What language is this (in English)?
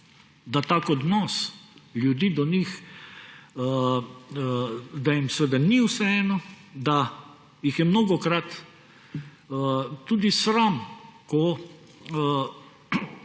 Slovenian